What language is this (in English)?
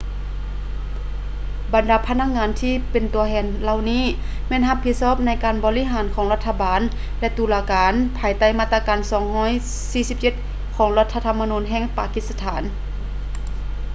Lao